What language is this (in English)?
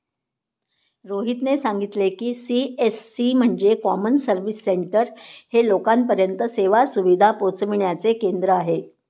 Marathi